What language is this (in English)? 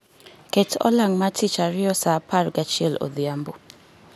Luo (Kenya and Tanzania)